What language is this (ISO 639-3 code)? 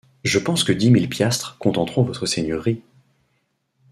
fra